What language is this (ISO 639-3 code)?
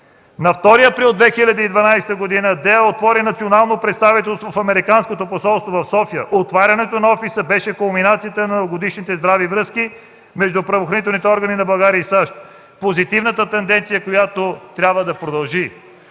bul